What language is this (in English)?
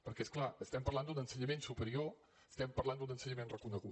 Catalan